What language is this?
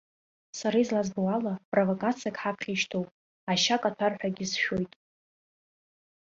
Abkhazian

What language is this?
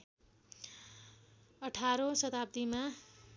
Nepali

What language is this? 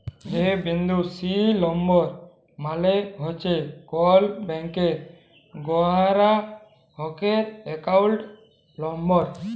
Bangla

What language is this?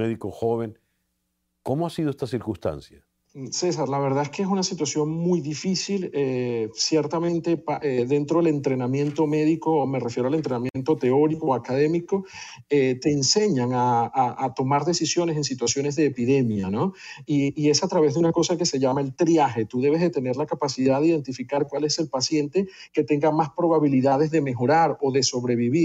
Spanish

